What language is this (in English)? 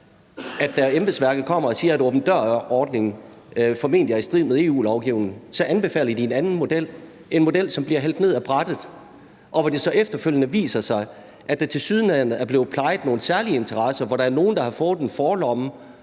Danish